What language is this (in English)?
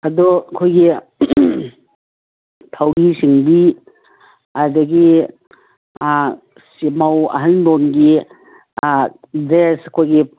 Manipuri